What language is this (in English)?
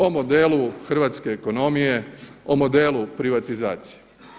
Croatian